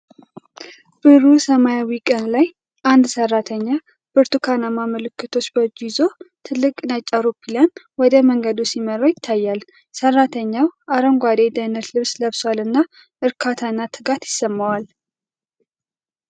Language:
Amharic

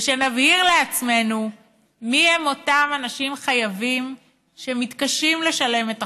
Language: Hebrew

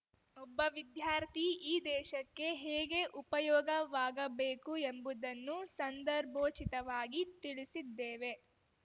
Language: Kannada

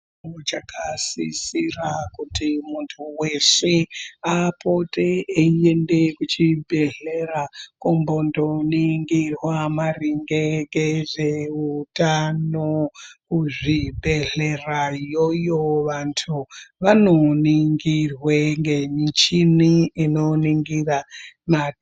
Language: Ndau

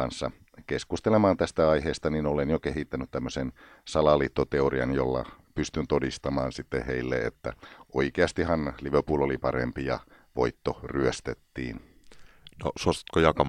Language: Finnish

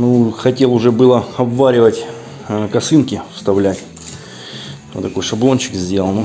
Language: Russian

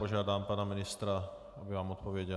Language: Czech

